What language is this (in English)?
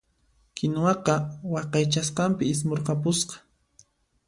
Puno Quechua